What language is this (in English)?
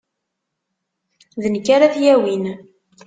Kabyle